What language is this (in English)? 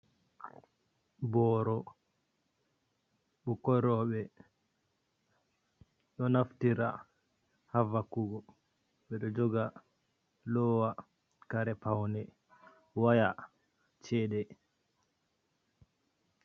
Fula